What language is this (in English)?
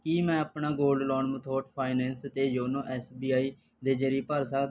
Punjabi